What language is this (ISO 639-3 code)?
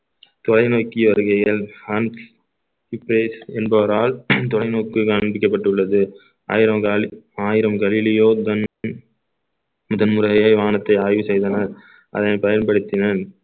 tam